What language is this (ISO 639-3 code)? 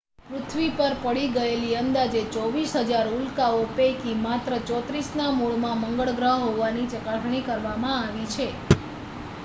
guj